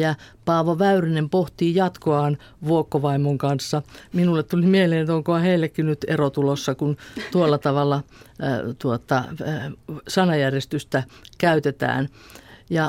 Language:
Finnish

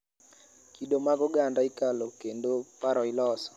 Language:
Luo (Kenya and Tanzania)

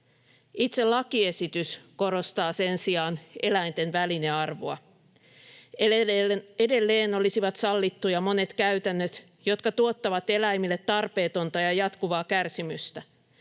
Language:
Finnish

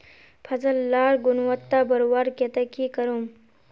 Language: Magahi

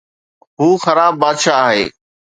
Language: Sindhi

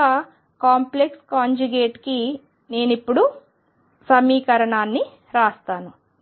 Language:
Telugu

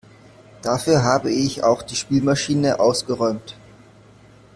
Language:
German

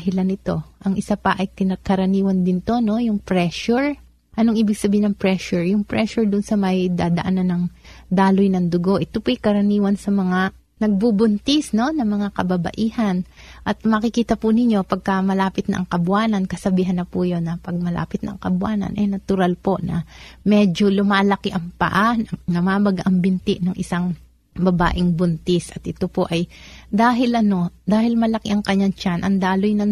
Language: Filipino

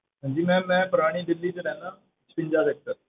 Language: Punjabi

